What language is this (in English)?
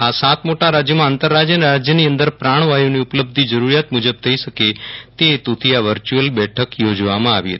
Gujarati